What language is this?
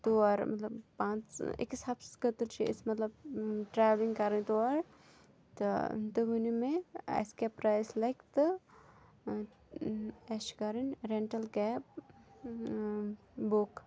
Kashmiri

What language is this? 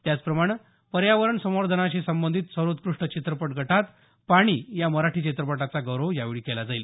Marathi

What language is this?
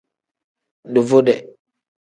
Tem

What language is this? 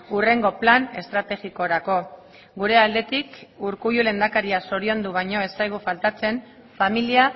Basque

